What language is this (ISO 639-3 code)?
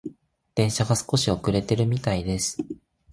jpn